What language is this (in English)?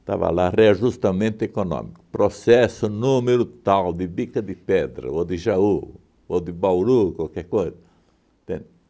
Portuguese